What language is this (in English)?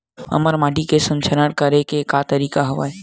Chhattisgarhi